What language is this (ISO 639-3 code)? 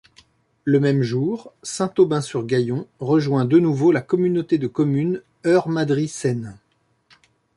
fra